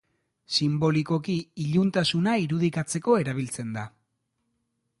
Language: Basque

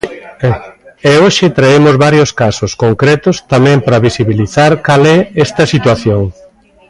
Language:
Galician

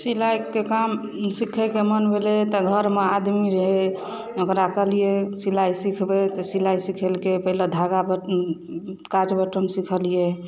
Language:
Maithili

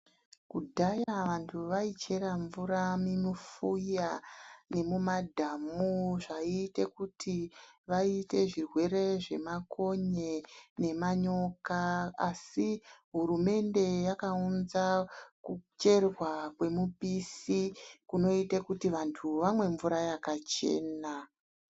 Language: Ndau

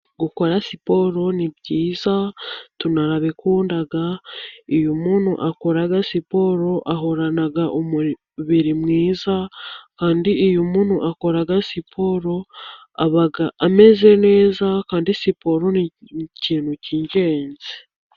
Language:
Kinyarwanda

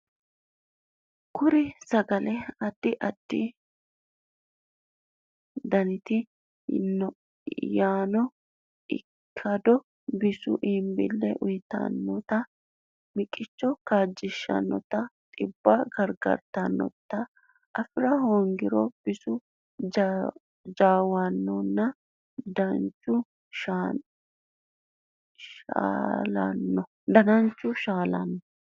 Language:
Sidamo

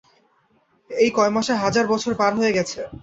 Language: Bangla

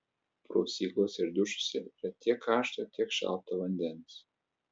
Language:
Lithuanian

